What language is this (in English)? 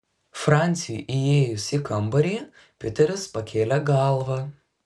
Lithuanian